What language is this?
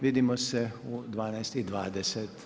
Croatian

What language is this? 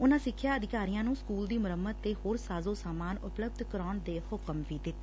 Punjabi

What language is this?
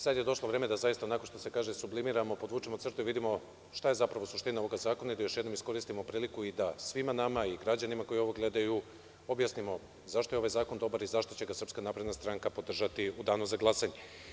Serbian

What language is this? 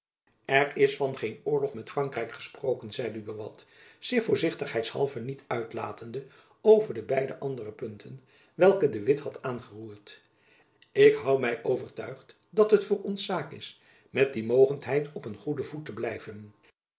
Dutch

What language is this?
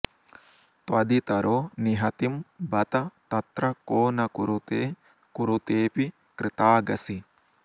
Sanskrit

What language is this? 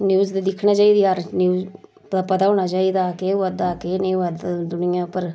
Dogri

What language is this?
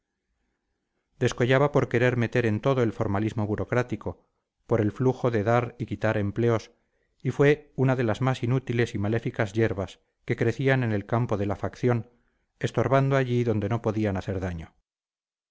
Spanish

